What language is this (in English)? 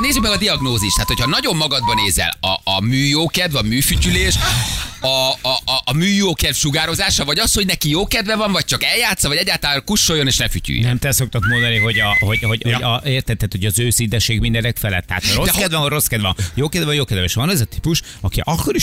Hungarian